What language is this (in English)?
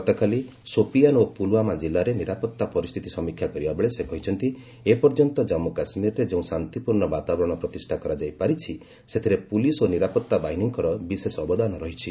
Odia